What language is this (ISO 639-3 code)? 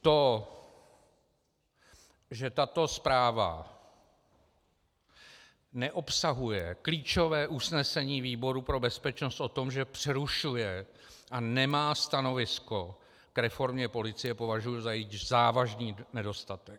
ces